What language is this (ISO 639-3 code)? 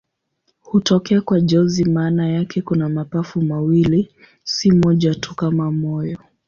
swa